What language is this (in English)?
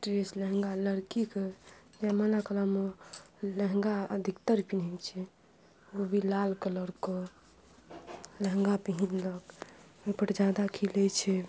Maithili